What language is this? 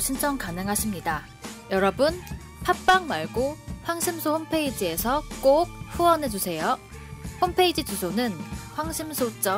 Korean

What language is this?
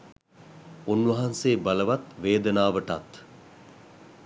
Sinhala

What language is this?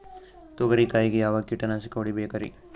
Kannada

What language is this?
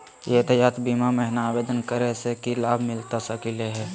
Magahi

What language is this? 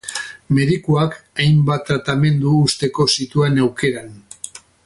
Basque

